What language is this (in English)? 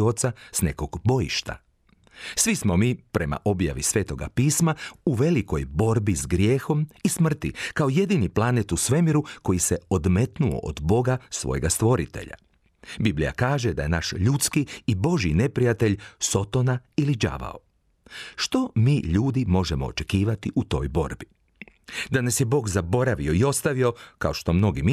Croatian